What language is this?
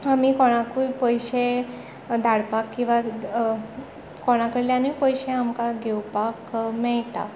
Konkani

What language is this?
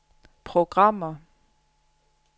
Danish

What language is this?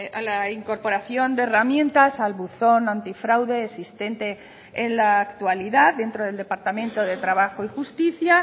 Spanish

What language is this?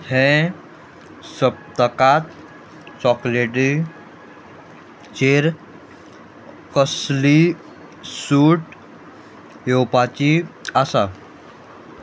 Konkani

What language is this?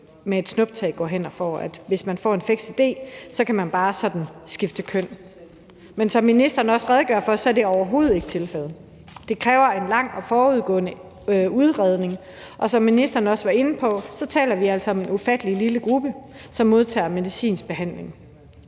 Danish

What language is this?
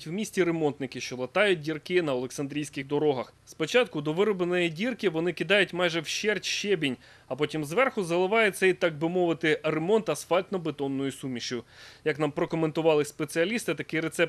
Ukrainian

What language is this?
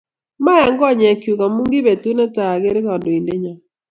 Kalenjin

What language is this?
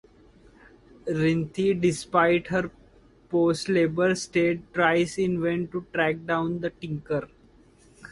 English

